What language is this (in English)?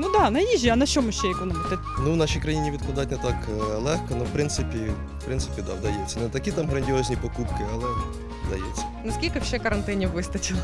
Ukrainian